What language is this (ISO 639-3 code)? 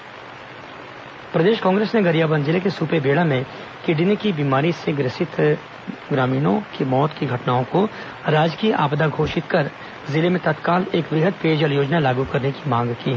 hin